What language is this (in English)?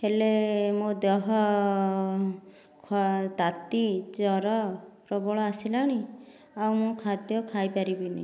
Odia